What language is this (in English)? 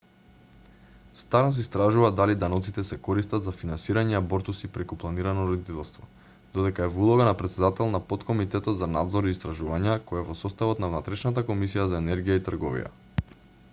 Macedonian